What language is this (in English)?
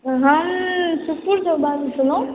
Maithili